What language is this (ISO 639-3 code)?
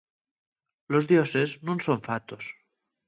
ast